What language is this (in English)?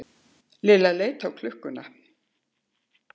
Icelandic